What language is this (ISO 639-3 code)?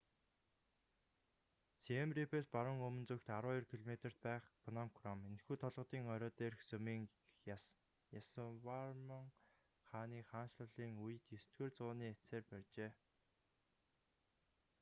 mon